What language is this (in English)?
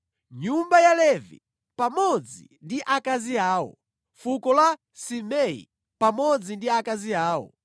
Nyanja